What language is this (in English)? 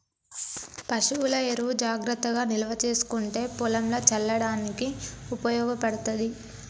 Telugu